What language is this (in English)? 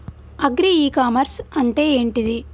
Telugu